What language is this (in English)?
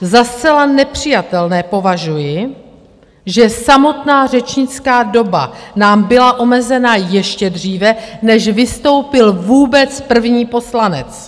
Czech